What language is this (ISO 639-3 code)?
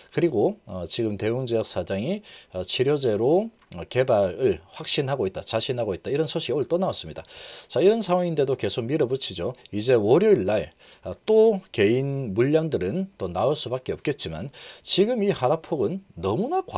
kor